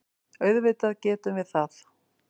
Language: Icelandic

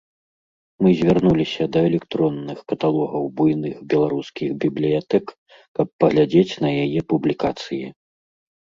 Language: Belarusian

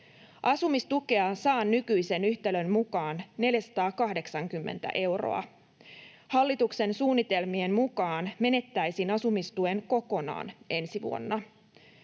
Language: Finnish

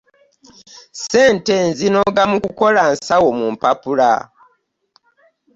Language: Ganda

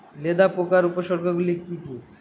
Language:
Bangla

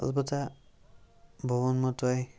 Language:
Kashmiri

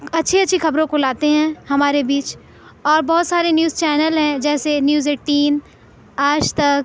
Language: Urdu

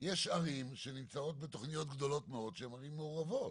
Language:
Hebrew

